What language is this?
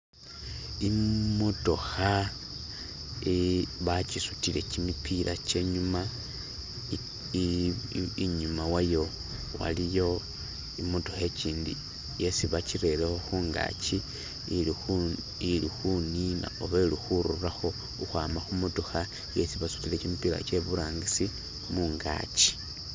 Masaaba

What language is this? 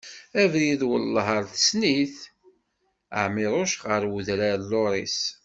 Kabyle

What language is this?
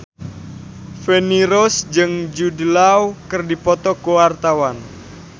Sundanese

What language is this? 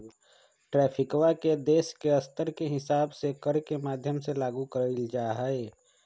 Magahi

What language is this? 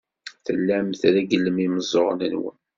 Kabyle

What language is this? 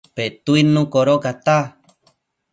Matsés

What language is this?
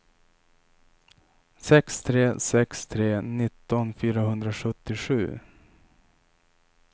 Swedish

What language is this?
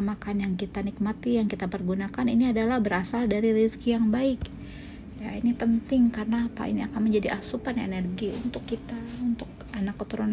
Indonesian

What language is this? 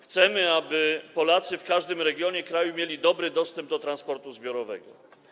Polish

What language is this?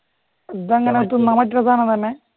Malayalam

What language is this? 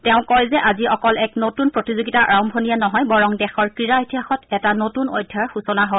Assamese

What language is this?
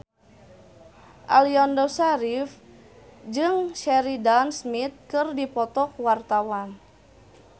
Sundanese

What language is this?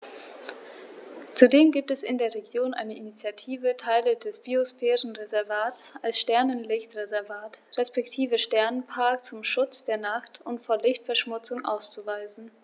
German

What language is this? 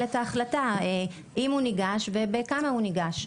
Hebrew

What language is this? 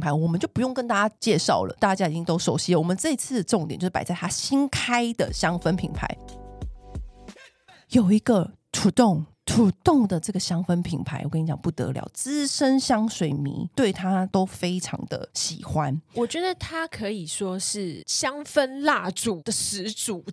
Chinese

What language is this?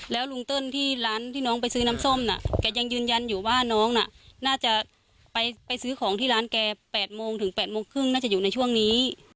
Thai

